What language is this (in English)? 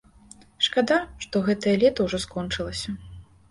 Belarusian